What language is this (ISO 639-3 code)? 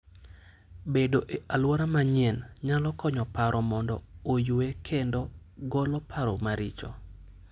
luo